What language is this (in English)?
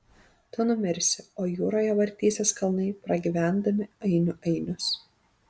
Lithuanian